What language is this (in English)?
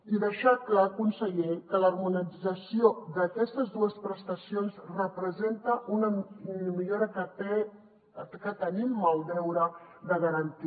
Catalan